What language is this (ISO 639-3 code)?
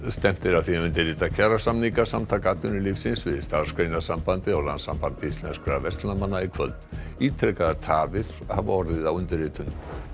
isl